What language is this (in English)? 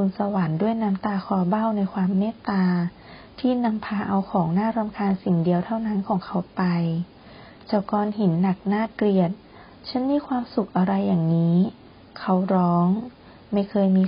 Thai